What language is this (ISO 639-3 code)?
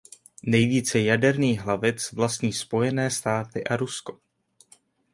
ces